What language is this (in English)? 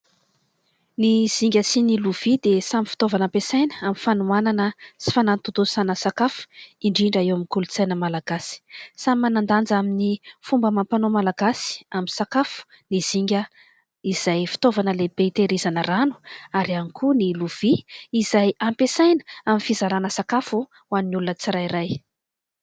Malagasy